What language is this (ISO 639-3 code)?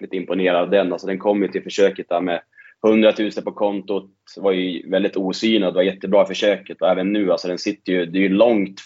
swe